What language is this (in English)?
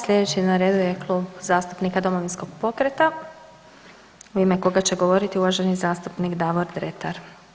Croatian